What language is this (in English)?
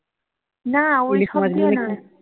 Bangla